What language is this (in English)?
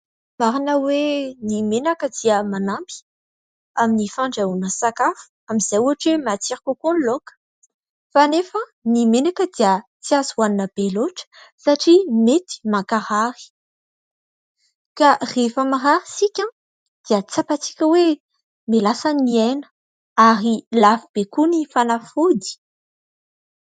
Malagasy